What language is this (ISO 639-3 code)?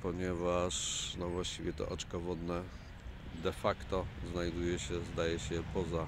pol